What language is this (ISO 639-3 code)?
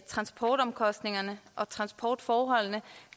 dan